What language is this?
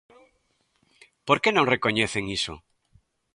Galician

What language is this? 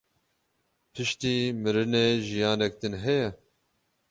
Kurdish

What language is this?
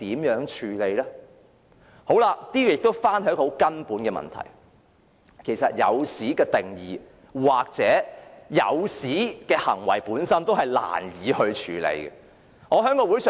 Cantonese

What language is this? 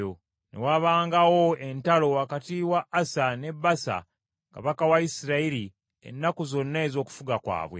Ganda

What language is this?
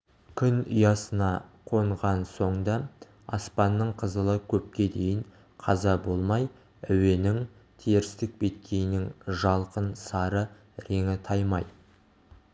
Kazakh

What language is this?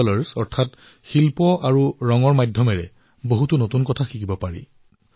Assamese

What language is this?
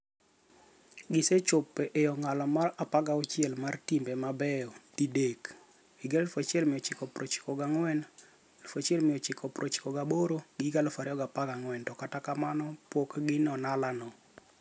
Luo (Kenya and Tanzania)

